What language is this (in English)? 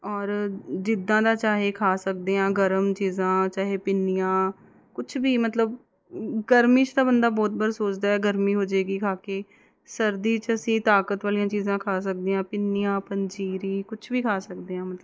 Punjabi